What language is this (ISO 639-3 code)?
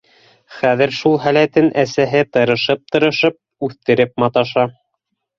bak